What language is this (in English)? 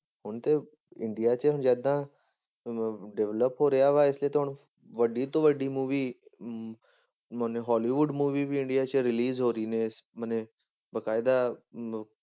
Punjabi